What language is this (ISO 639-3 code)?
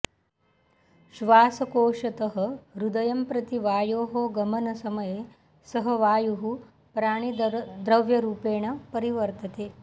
san